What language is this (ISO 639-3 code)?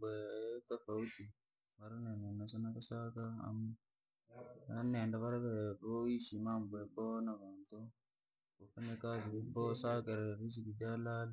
lag